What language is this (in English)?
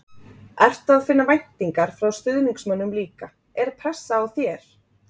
Icelandic